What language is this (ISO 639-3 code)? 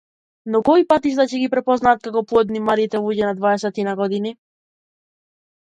mkd